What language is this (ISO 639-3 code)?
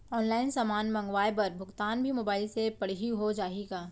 hne